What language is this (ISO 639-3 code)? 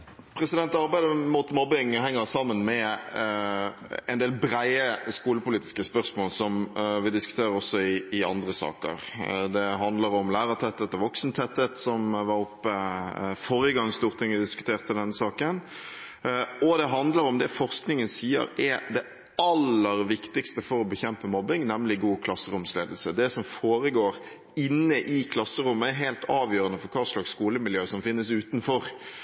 nob